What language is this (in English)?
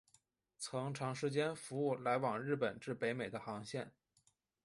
Chinese